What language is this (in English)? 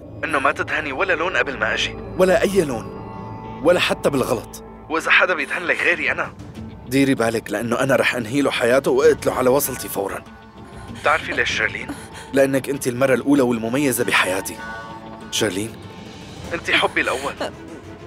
Arabic